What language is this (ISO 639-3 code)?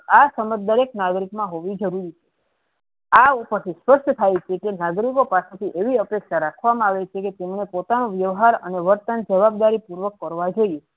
guj